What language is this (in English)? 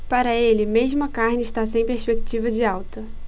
Portuguese